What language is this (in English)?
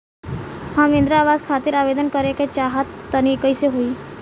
Bhojpuri